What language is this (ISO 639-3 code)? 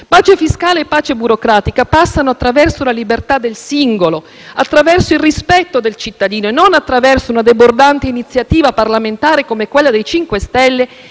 ita